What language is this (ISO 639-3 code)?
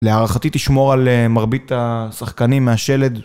heb